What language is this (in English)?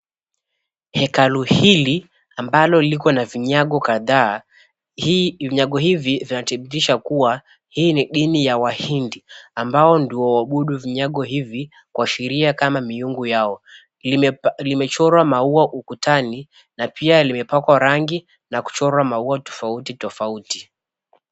Swahili